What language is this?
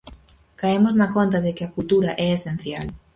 Galician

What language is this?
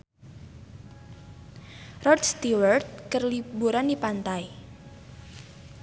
Sundanese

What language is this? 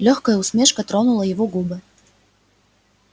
Russian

